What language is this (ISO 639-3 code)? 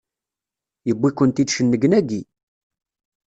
kab